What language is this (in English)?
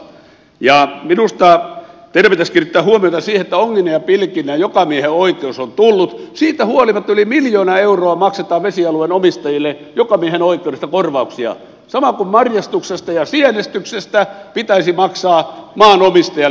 Finnish